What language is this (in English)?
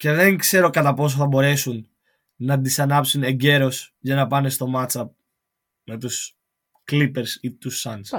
Greek